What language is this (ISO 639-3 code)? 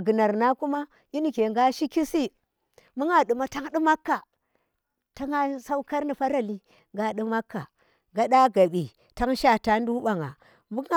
ttr